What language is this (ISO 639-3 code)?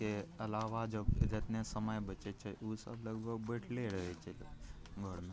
mai